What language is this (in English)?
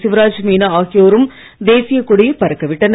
Tamil